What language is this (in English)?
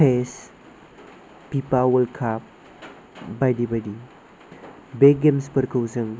Bodo